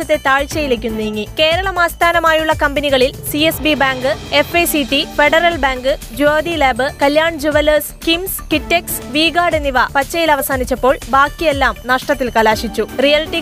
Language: Malayalam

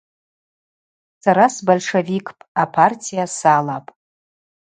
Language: Abaza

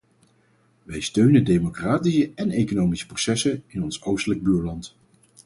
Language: Dutch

